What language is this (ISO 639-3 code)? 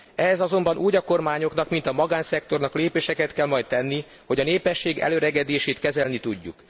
hun